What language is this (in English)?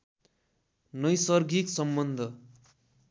Nepali